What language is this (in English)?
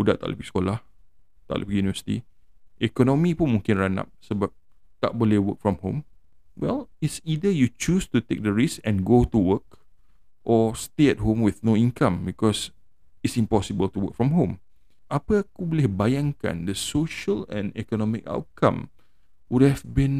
Malay